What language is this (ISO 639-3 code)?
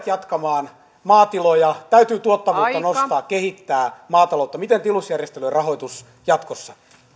fin